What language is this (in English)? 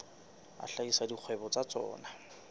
Southern Sotho